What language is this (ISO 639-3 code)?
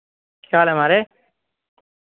doi